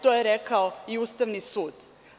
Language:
Serbian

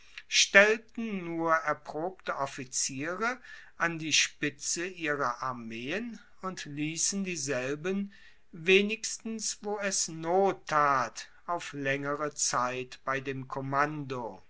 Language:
German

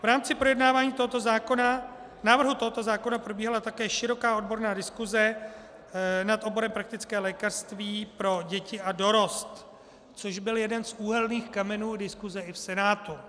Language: Czech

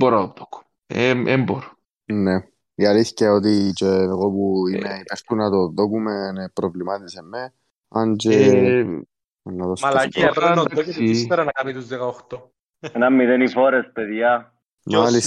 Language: Greek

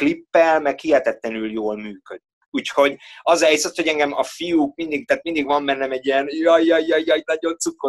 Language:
Hungarian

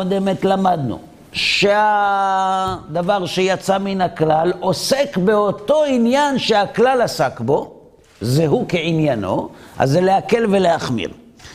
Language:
Hebrew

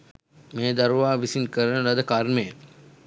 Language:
Sinhala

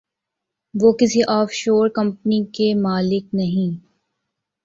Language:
Urdu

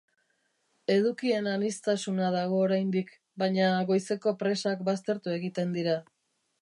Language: Basque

